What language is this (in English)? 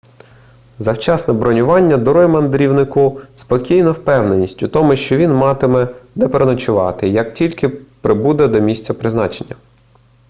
Ukrainian